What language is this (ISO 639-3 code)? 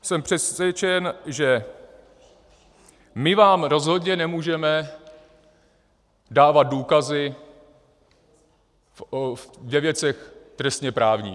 ces